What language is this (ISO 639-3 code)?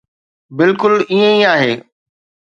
snd